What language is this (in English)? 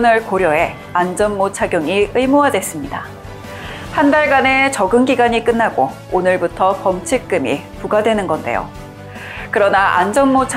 Korean